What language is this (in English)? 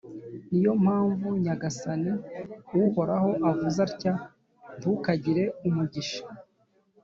Kinyarwanda